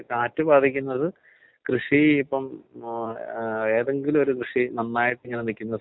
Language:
Malayalam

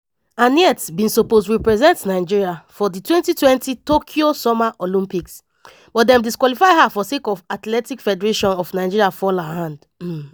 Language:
Nigerian Pidgin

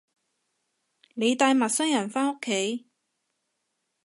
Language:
Cantonese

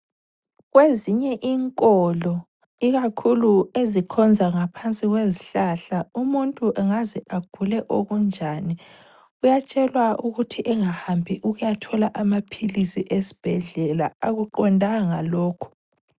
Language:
North Ndebele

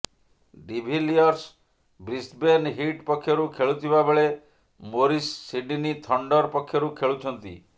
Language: Odia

